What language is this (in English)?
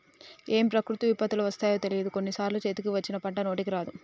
Telugu